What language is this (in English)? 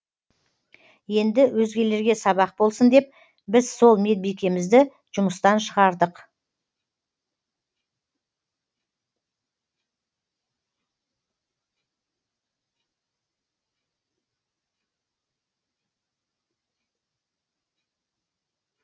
Kazakh